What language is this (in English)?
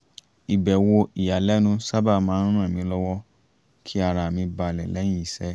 Yoruba